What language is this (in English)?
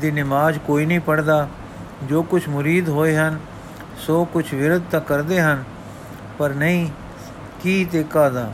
Punjabi